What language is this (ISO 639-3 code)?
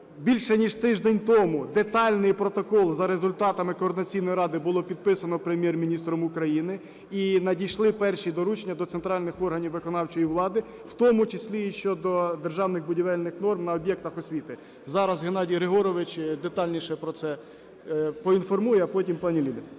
ukr